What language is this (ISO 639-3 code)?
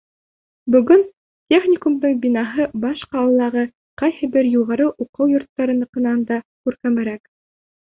bak